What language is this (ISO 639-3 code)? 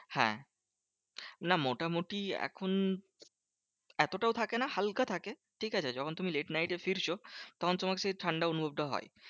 ben